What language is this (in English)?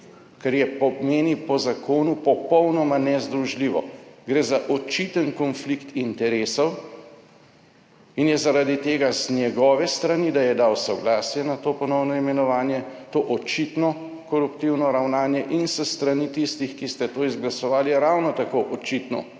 Slovenian